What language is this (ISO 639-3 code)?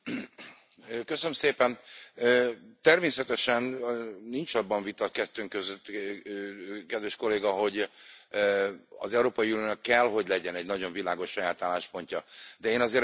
hun